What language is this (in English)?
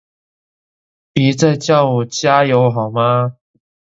Chinese